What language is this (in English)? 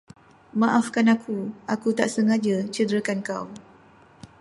Malay